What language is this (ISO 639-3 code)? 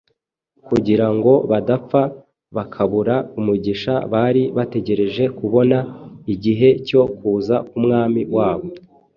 kin